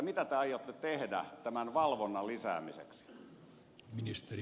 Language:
Finnish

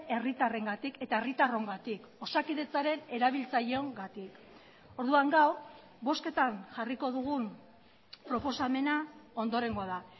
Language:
Basque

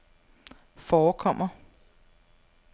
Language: Danish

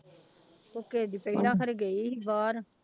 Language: Punjabi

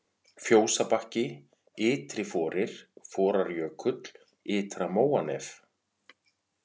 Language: Icelandic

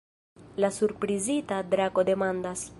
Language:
Esperanto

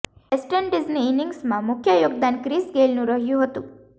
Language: Gujarati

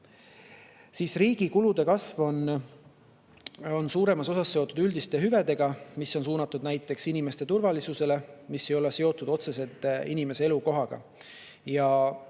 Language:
Estonian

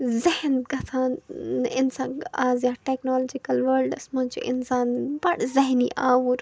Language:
Kashmiri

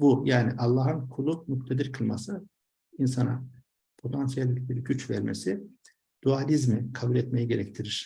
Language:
Turkish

